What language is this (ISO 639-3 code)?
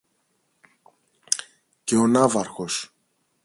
ell